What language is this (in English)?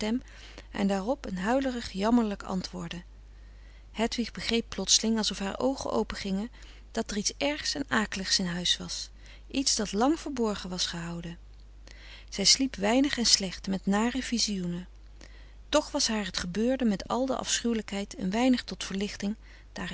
Dutch